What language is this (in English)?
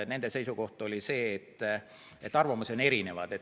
Estonian